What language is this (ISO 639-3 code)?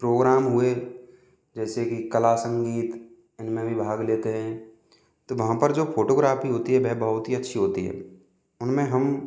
hin